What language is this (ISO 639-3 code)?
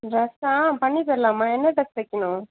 tam